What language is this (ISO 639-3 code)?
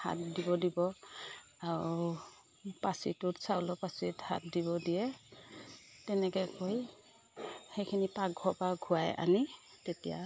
asm